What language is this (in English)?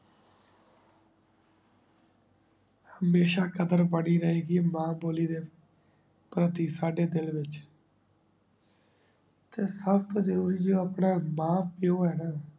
Punjabi